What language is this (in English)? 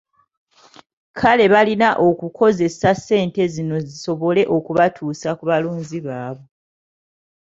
Ganda